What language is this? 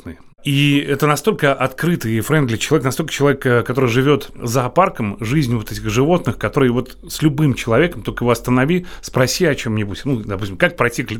Russian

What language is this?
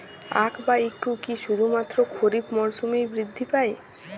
Bangla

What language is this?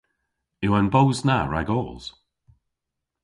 Cornish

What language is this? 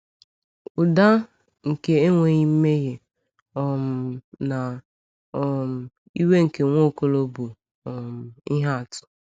Igbo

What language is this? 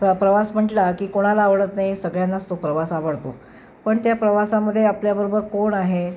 Marathi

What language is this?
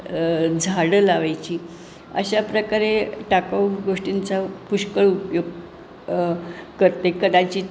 Marathi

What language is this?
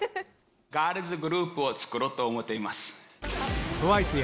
Japanese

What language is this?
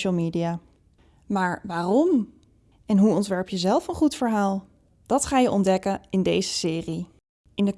Dutch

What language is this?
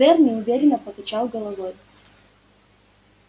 Russian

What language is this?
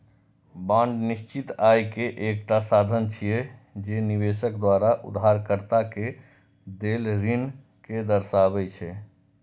Maithili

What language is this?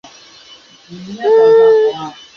Chinese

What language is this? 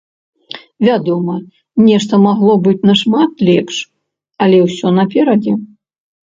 Belarusian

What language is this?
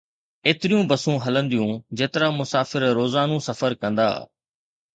Sindhi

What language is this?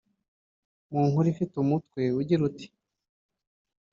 Kinyarwanda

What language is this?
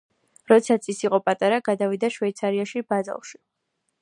Georgian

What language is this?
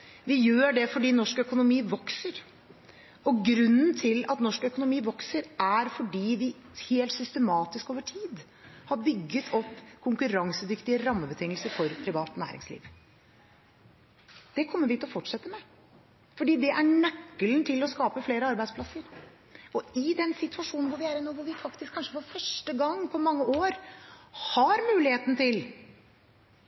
Norwegian Bokmål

